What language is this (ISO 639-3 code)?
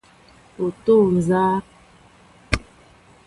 mbo